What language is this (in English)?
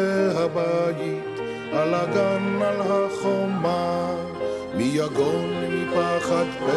Hebrew